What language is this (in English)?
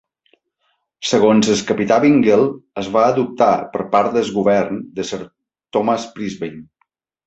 Catalan